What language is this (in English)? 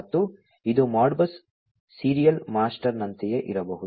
Kannada